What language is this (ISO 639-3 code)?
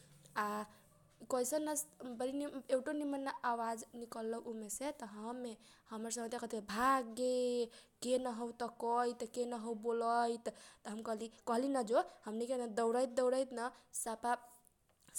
thq